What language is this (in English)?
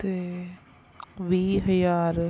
Punjabi